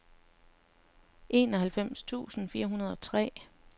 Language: Danish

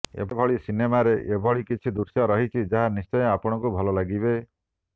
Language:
Odia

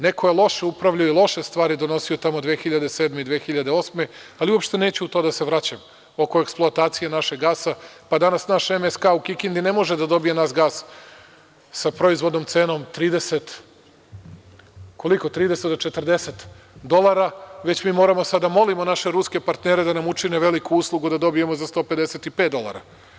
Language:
Serbian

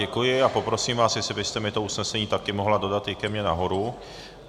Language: Czech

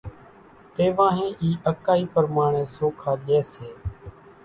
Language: Kachi Koli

